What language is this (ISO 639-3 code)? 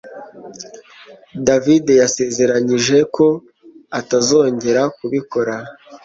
kin